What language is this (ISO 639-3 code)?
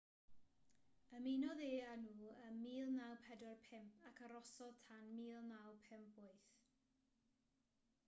cym